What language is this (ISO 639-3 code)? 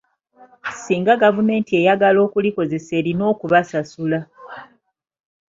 lug